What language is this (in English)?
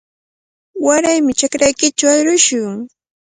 Cajatambo North Lima Quechua